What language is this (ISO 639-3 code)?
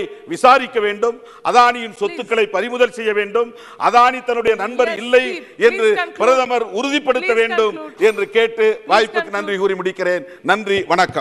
tur